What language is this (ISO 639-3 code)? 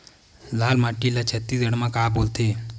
hne